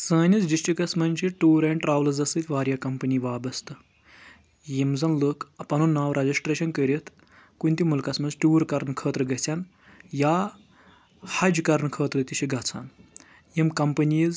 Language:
Kashmiri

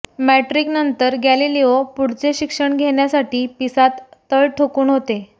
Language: Marathi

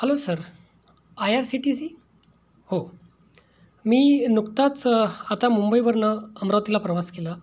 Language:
Marathi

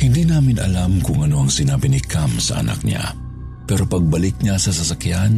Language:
Filipino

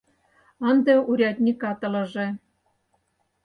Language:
Mari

